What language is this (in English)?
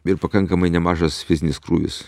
Lithuanian